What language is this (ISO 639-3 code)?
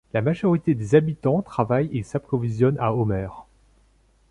fra